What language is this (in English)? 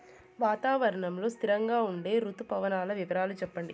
Telugu